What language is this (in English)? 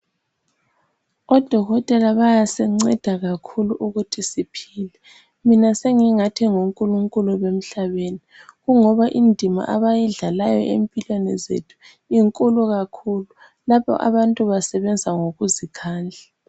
North Ndebele